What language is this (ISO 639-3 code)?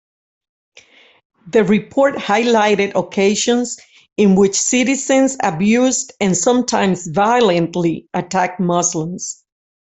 eng